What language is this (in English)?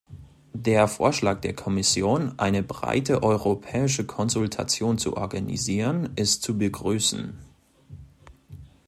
German